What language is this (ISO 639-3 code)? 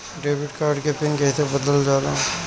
bho